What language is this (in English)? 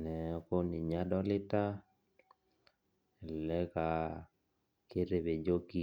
Masai